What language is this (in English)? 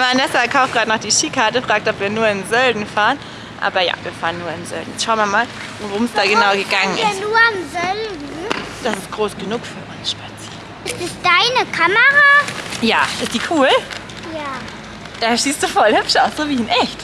German